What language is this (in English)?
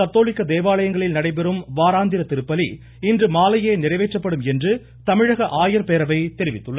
Tamil